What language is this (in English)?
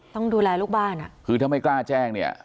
Thai